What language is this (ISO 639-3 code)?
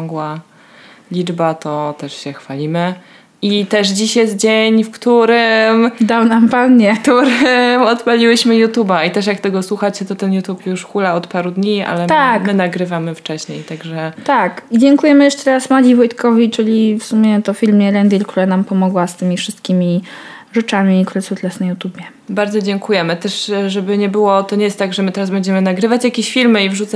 pol